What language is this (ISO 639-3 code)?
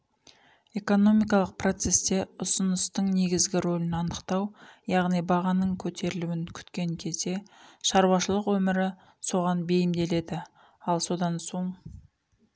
kaz